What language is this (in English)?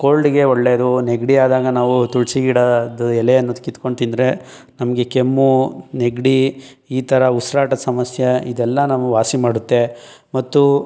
Kannada